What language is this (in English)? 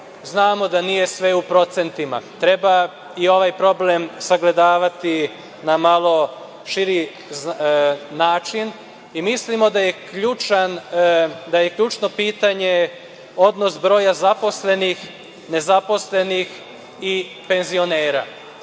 Serbian